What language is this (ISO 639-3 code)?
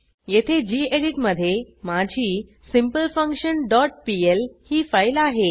mar